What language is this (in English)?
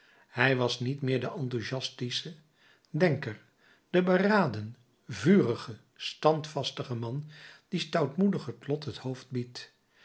Dutch